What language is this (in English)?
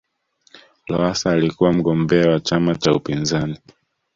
Swahili